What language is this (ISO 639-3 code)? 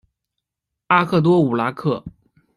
zho